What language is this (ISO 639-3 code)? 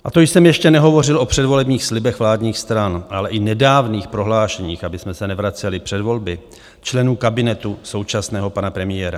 ces